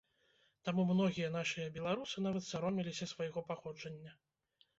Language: Belarusian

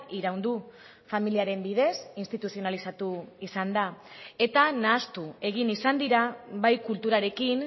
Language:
Basque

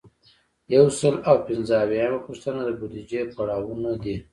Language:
Pashto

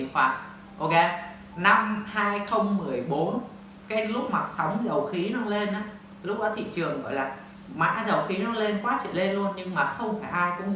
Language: Vietnamese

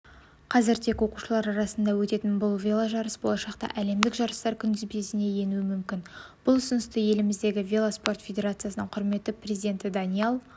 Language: Kazakh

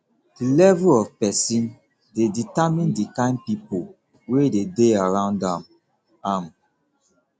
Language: Nigerian Pidgin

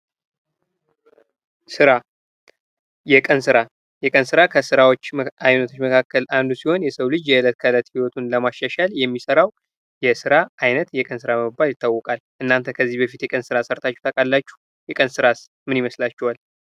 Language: Amharic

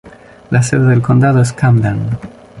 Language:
Spanish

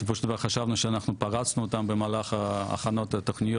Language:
Hebrew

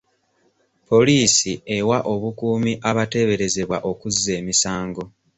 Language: Ganda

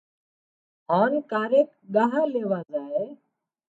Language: Wadiyara Koli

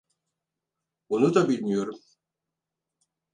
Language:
Turkish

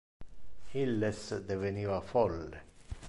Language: Interlingua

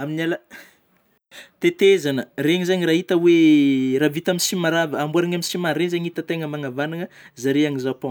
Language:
Northern Betsimisaraka Malagasy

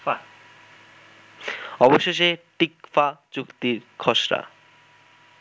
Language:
Bangla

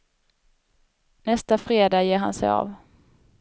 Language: Swedish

